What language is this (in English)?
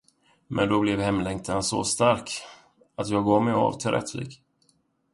Swedish